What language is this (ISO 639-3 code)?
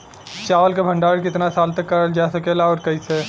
bho